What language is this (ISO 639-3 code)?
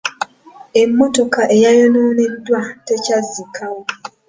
lug